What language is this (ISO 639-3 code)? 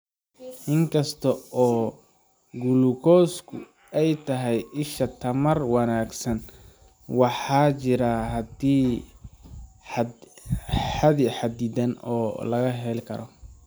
som